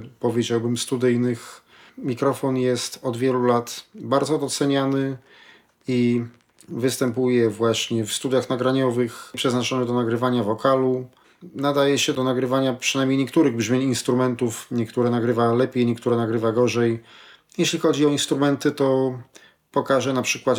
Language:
Polish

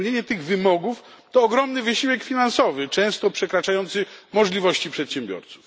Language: Polish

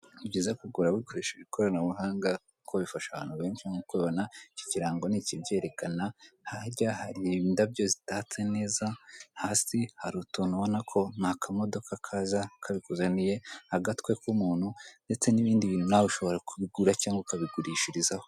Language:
Kinyarwanda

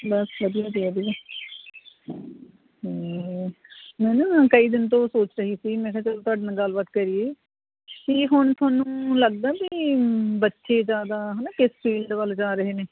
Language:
Punjabi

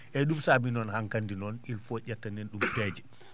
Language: Fula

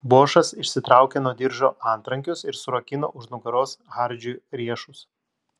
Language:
Lithuanian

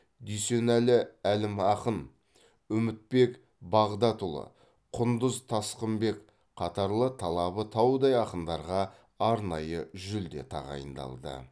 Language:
Kazakh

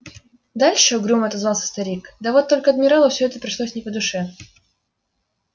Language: Russian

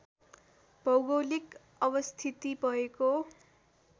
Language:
Nepali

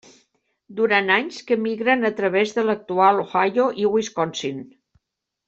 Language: Catalan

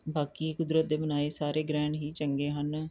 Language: Punjabi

